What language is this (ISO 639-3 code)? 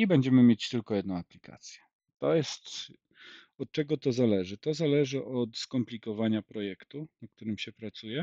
pol